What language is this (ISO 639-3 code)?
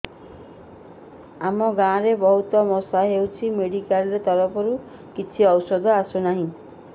ori